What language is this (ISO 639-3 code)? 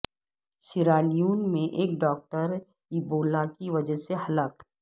urd